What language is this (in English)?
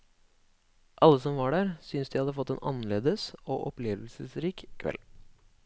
Norwegian